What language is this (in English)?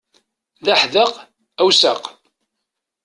Kabyle